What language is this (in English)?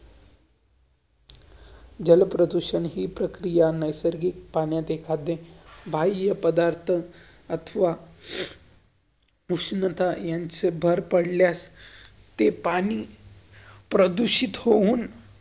Marathi